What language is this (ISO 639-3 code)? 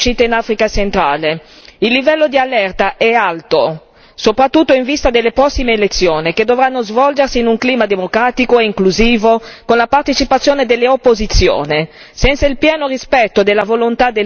ita